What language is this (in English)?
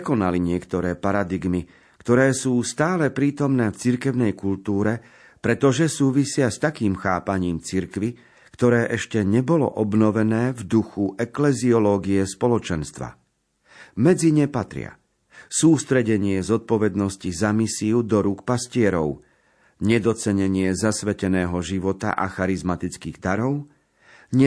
Slovak